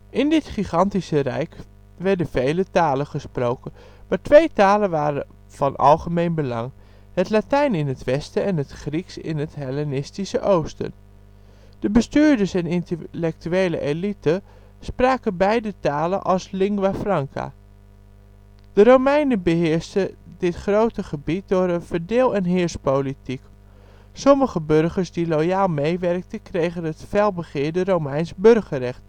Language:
Dutch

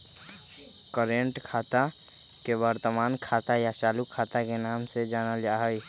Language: Magahi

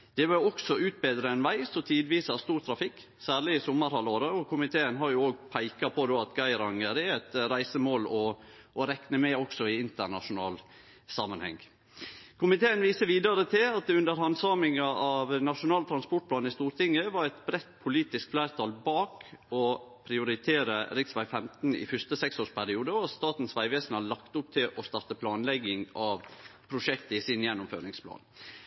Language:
Norwegian Nynorsk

